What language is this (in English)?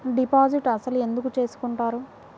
Telugu